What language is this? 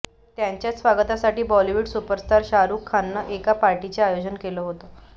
Marathi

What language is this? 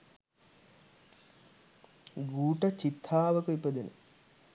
Sinhala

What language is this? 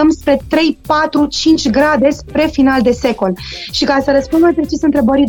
Romanian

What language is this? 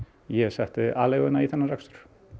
Icelandic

